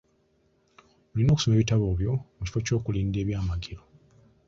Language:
Ganda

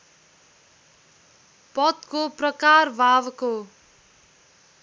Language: Nepali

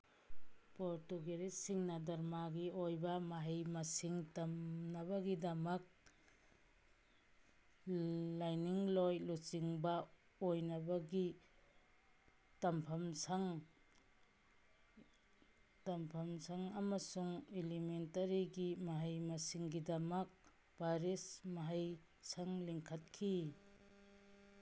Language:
Manipuri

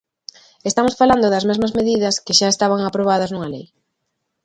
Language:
Galician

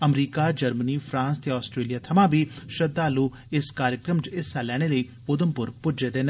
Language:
Dogri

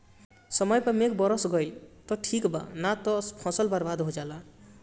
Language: Bhojpuri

